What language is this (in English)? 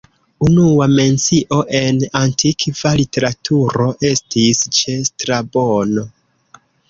Esperanto